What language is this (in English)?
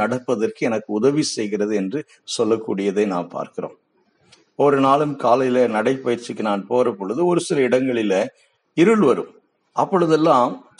Tamil